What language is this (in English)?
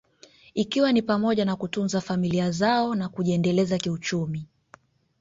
Swahili